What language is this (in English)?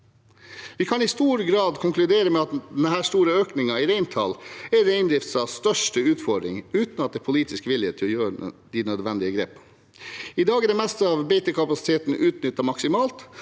Norwegian